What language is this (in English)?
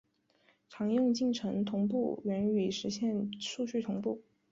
Chinese